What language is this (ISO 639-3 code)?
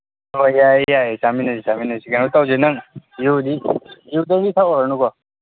mni